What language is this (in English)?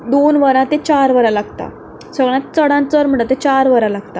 Konkani